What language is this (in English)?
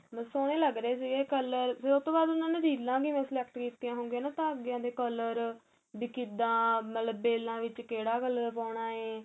Punjabi